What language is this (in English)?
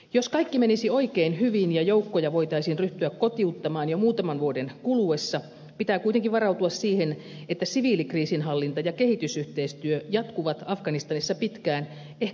Finnish